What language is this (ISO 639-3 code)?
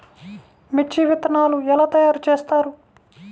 tel